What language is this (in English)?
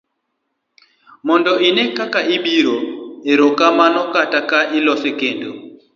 Luo (Kenya and Tanzania)